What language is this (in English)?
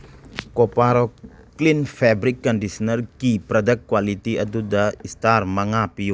Manipuri